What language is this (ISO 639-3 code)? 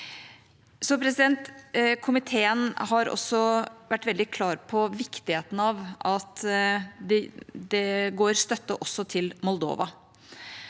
nor